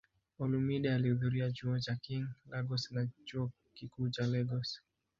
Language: Swahili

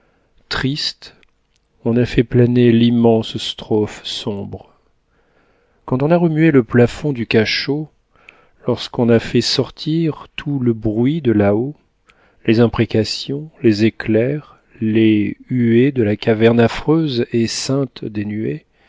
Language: French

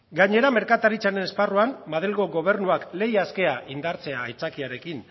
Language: Basque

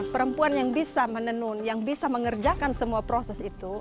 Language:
Indonesian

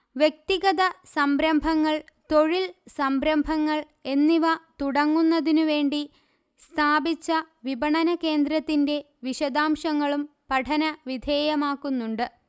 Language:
Malayalam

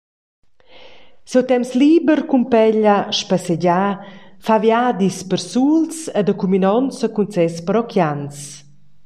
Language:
Romansh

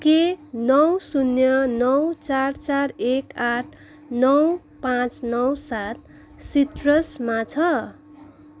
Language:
Nepali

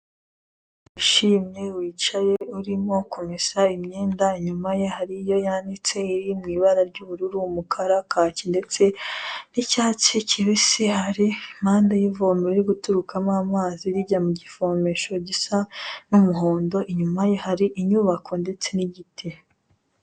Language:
Kinyarwanda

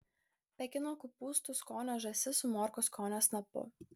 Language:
Lithuanian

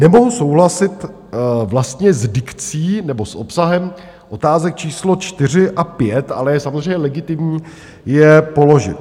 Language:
Czech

